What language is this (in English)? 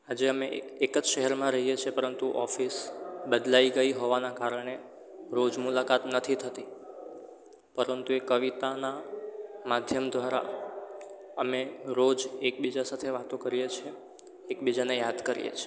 Gujarati